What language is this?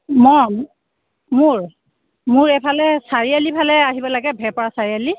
Assamese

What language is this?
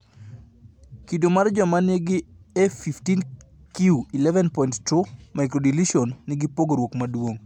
Luo (Kenya and Tanzania)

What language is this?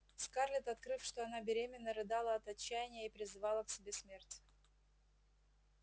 Russian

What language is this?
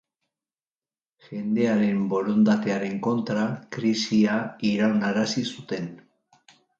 Basque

